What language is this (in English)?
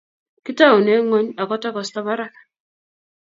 Kalenjin